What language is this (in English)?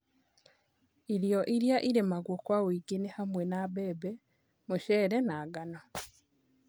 Kikuyu